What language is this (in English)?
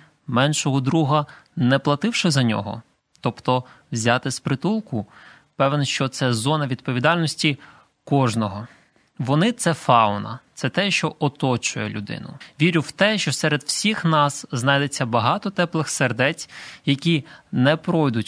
Ukrainian